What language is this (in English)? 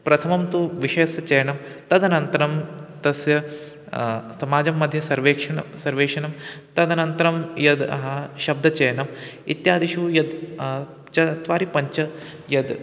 Sanskrit